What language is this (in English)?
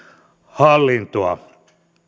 Finnish